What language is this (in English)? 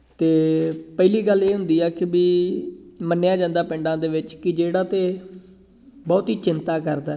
Punjabi